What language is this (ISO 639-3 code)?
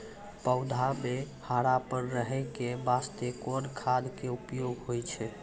mai